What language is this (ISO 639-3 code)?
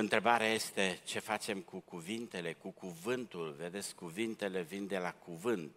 ron